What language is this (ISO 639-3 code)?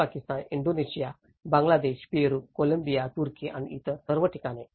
mar